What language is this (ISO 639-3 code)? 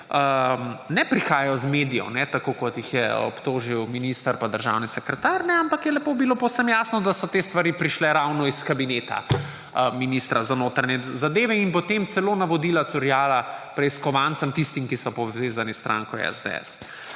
slv